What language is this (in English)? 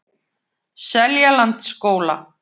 Icelandic